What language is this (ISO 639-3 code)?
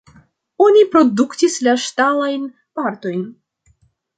epo